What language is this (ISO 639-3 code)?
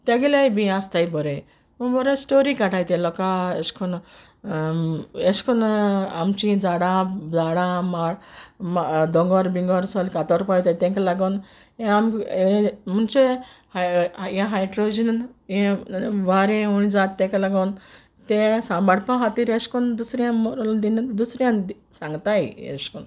kok